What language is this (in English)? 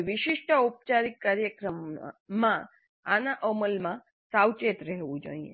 Gujarati